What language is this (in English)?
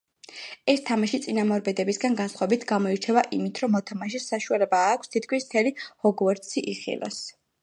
Georgian